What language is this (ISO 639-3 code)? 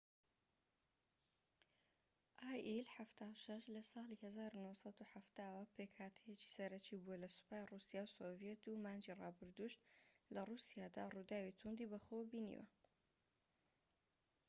ckb